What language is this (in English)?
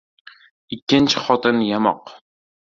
Uzbek